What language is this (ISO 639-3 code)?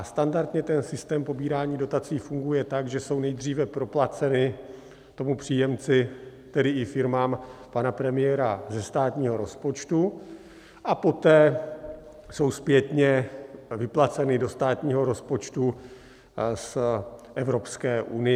ces